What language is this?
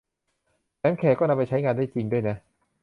Thai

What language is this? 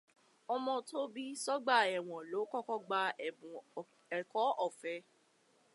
Yoruba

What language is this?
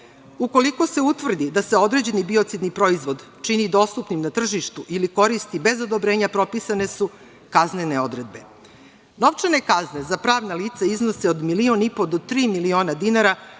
Serbian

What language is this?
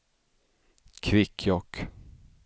Swedish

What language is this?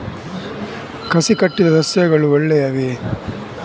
Kannada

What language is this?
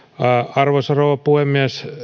Finnish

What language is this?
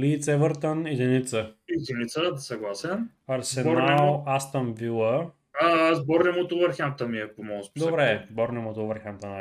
Bulgarian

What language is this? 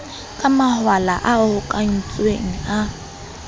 Southern Sotho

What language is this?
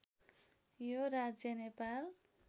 Nepali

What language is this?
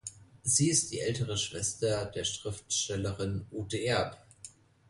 German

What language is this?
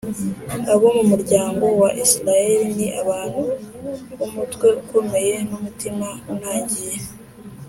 Kinyarwanda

